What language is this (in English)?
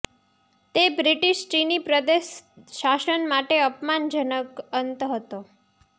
Gujarati